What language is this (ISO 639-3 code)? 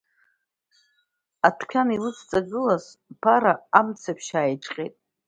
abk